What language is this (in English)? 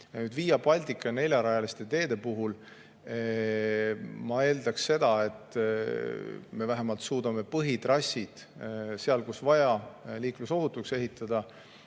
Estonian